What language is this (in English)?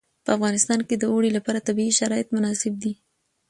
Pashto